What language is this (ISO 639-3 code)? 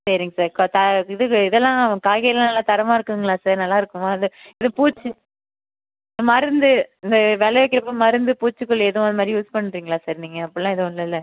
tam